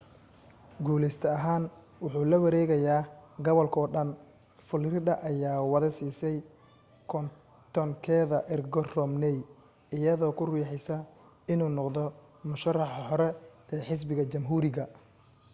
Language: Somali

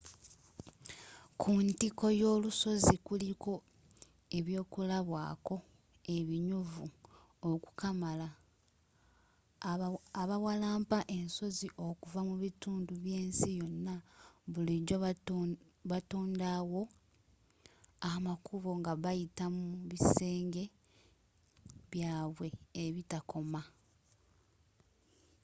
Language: Ganda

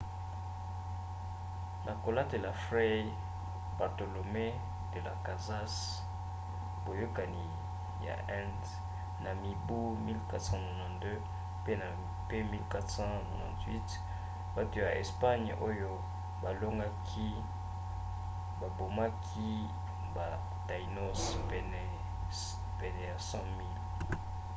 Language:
Lingala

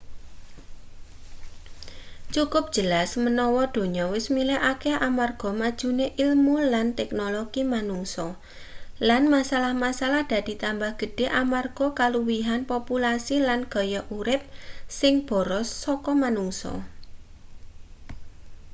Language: Javanese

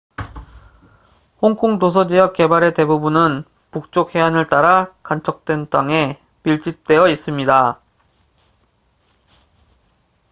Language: Korean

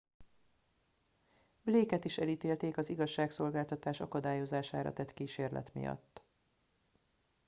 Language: Hungarian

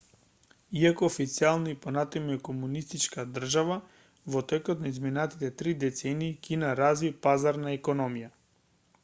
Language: Macedonian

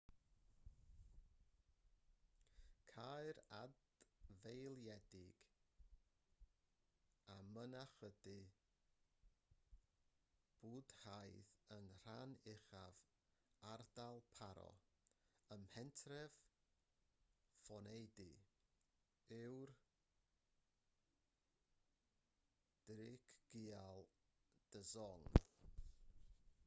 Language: Welsh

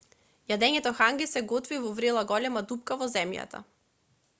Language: Macedonian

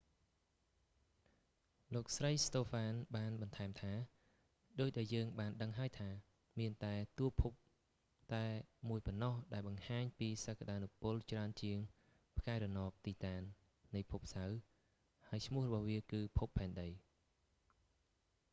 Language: Khmer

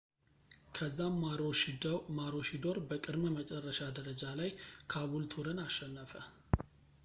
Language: Amharic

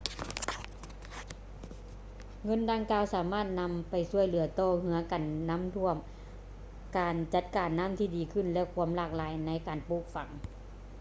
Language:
Lao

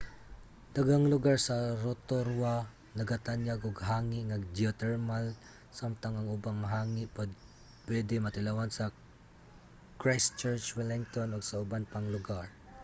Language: Cebuano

